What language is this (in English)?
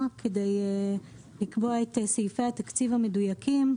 Hebrew